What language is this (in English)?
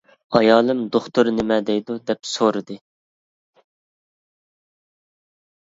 Uyghur